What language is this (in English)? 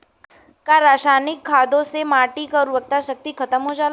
Bhojpuri